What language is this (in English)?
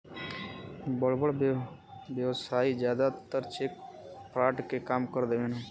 Bhojpuri